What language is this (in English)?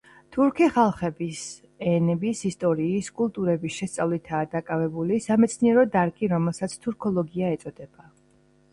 Georgian